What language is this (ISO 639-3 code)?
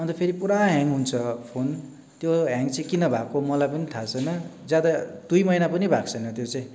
nep